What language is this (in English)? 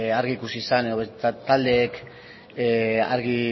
Basque